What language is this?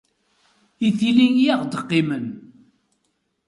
Kabyle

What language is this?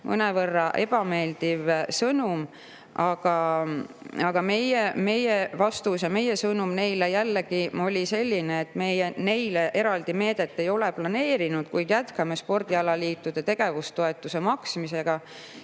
Estonian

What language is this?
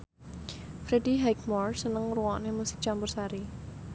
Javanese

